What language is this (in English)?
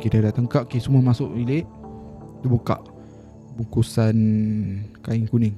Malay